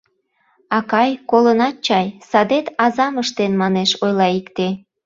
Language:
Mari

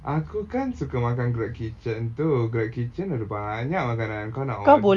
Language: English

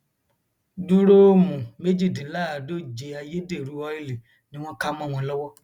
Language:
Yoruba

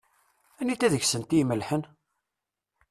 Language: Kabyle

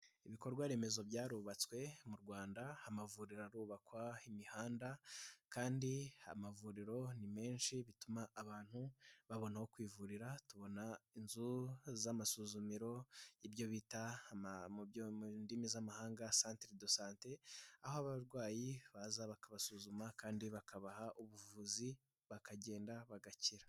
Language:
Kinyarwanda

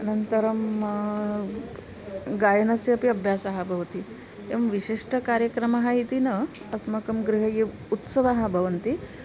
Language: Sanskrit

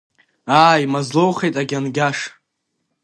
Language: Abkhazian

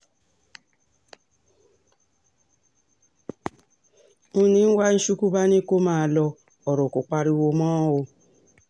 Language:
Yoruba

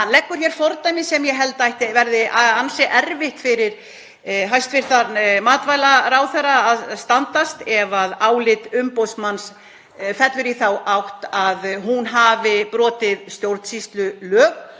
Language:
Icelandic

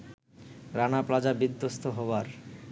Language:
Bangla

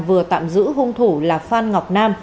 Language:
Vietnamese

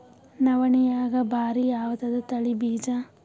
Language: Kannada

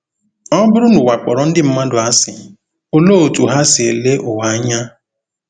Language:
Igbo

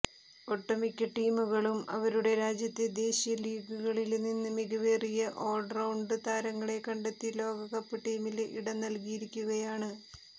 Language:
Malayalam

